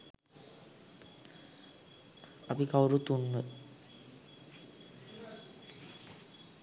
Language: Sinhala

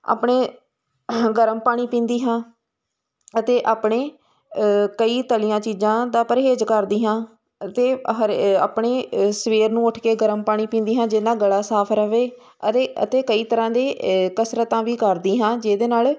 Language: Punjabi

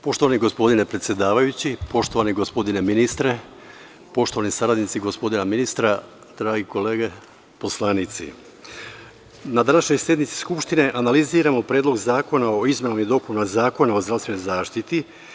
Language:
Serbian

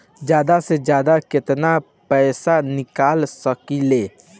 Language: Bhojpuri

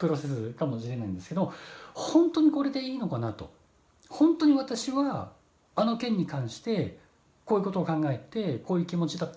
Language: Japanese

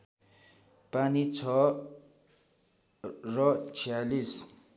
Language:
Nepali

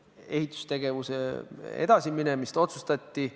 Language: Estonian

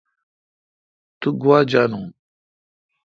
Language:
Kalkoti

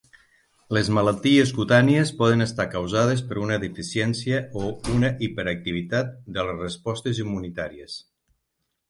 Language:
Catalan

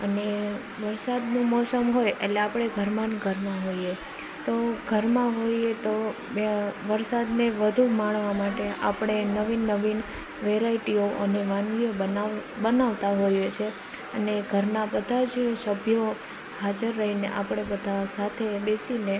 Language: Gujarati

